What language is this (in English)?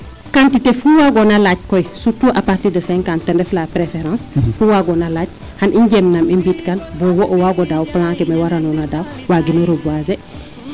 Serer